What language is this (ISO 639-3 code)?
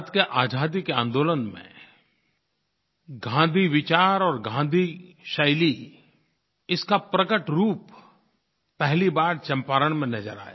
hin